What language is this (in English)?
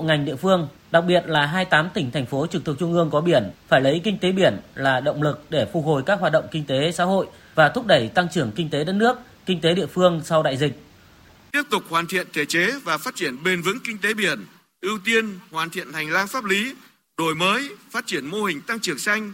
Vietnamese